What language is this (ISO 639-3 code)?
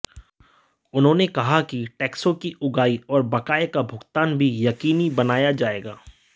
hin